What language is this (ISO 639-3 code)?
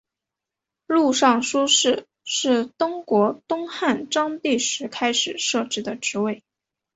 zho